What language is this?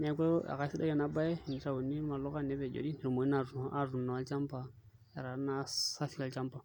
Masai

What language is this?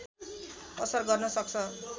Nepali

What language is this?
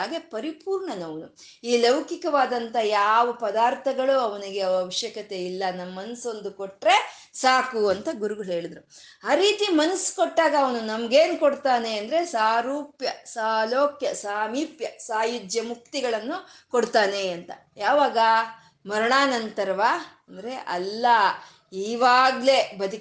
Kannada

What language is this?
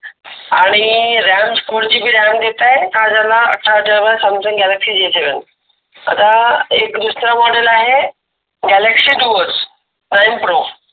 Marathi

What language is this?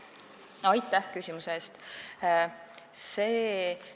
Estonian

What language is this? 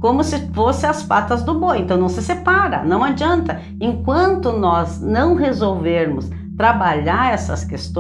Portuguese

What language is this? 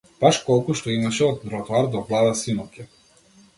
Macedonian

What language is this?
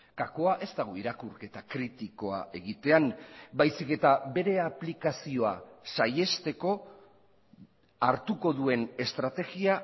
Basque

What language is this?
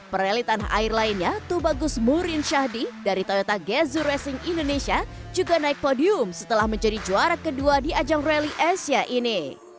Indonesian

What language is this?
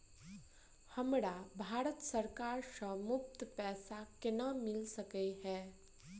Maithili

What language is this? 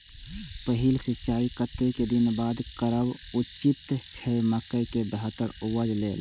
Maithili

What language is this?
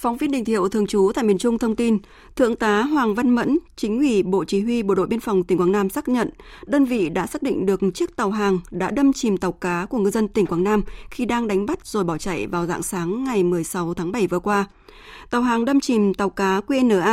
Vietnamese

